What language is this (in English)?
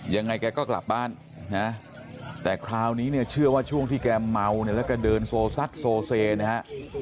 Thai